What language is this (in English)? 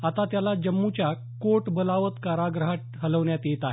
Marathi